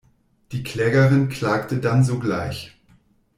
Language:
German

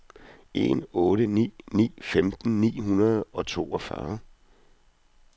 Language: Danish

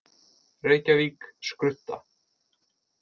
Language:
Icelandic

